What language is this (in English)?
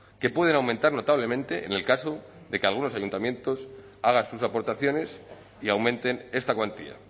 Spanish